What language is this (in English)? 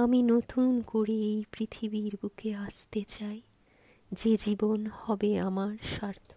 Bangla